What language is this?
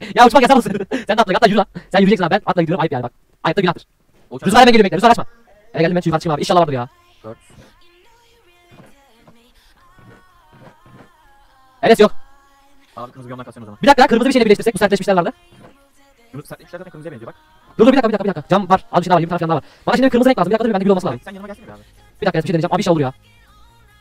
Turkish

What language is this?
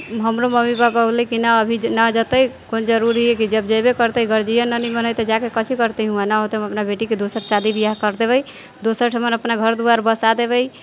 Maithili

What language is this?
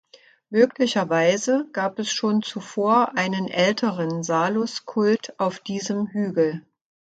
German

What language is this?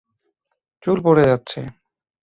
Bangla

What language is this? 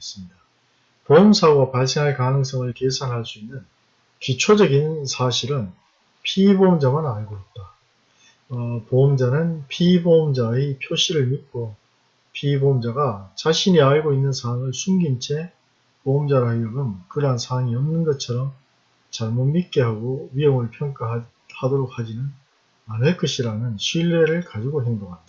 Korean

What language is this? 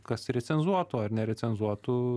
Lithuanian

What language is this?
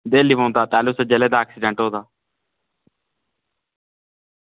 Dogri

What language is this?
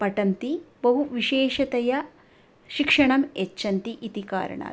Sanskrit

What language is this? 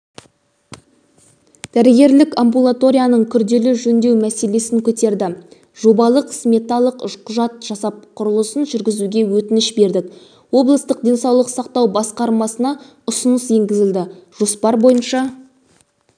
Kazakh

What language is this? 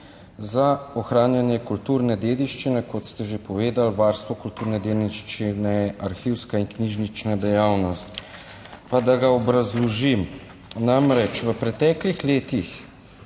Slovenian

